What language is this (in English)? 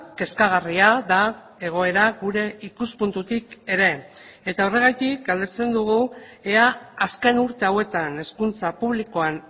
Basque